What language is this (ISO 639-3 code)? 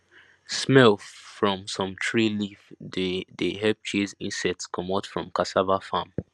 pcm